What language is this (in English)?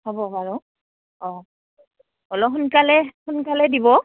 Assamese